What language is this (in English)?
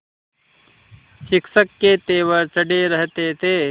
Hindi